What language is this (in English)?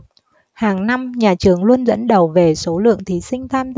Vietnamese